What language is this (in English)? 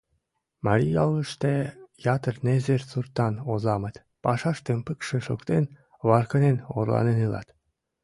Mari